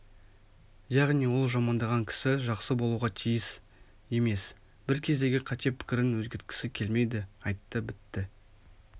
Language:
Kazakh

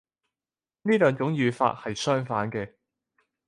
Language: Cantonese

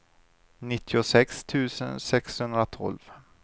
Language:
Swedish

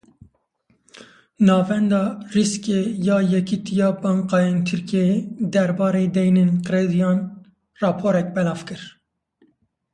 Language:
Kurdish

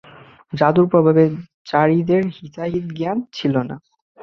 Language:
Bangla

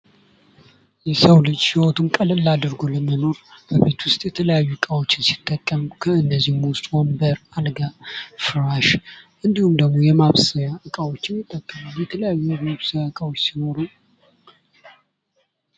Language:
Amharic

